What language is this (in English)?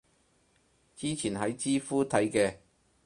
Cantonese